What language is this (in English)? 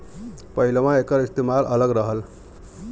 Bhojpuri